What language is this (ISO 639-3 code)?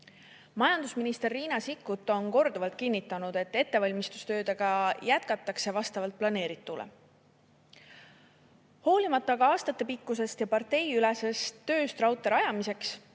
est